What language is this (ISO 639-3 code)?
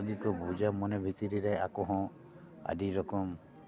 sat